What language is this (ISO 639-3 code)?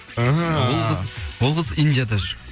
kaz